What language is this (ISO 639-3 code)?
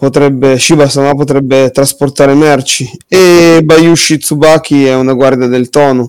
ita